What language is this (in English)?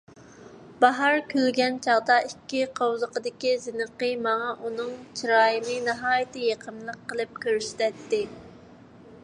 Uyghur